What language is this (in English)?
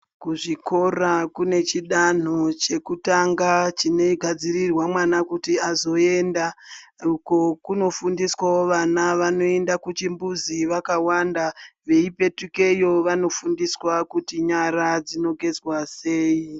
Ndau